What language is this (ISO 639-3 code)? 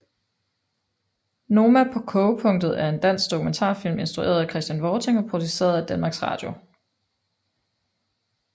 dan